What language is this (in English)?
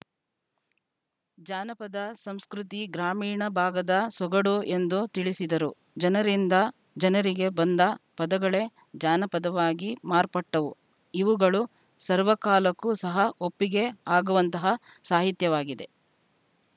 Kannada